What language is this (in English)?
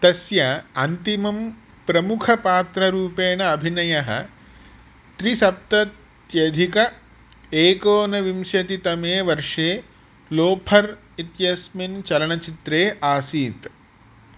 Sanskrit